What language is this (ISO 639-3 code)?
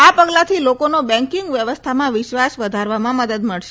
guj